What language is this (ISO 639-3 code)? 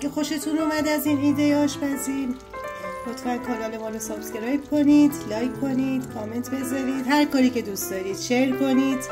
fas